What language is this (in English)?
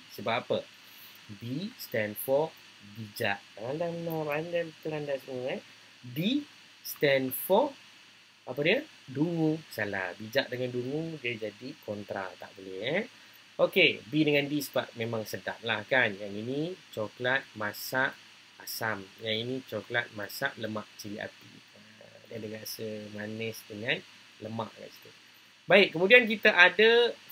Malay